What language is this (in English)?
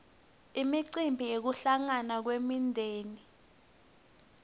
Swati